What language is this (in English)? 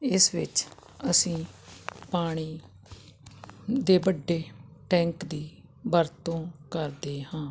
Punjabi